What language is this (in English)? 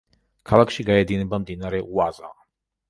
Georgian